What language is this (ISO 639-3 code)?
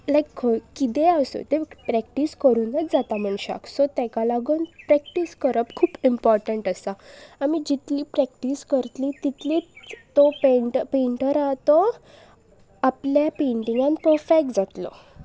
kok